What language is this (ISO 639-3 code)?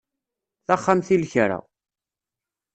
kab